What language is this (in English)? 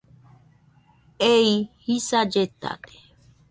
Nüpode Huitoto